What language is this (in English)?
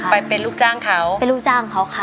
Thai